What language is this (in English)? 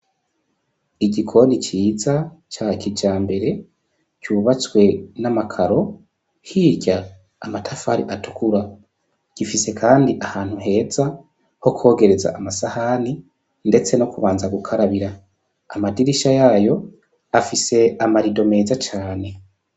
Rundi